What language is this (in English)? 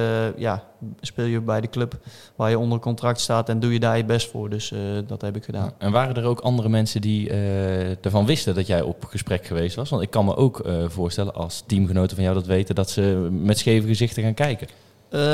Dutch